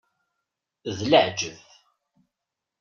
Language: Kabyle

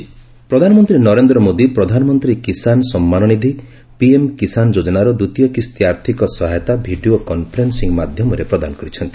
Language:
Odia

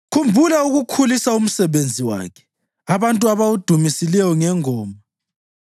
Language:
North Ndebele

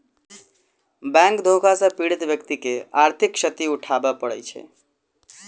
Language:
Maithili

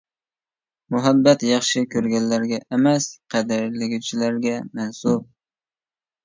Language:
Uyghur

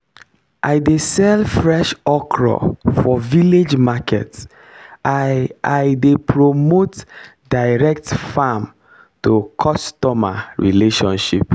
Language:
Nigerian Pidgin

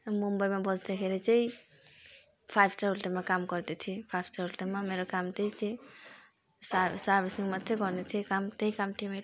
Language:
Nepali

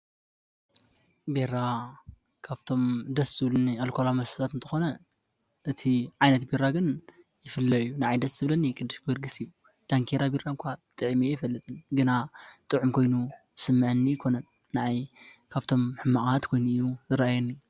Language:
Tigrinya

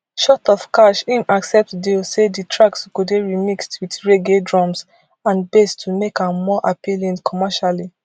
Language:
Nigerian Pidgin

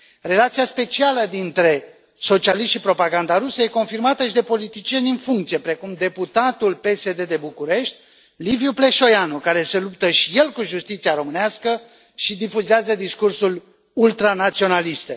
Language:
Romanian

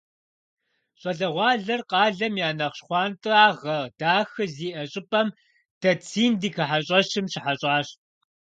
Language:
Kabardian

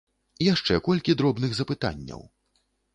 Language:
Belarusian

